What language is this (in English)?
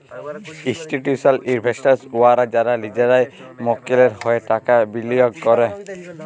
Bangla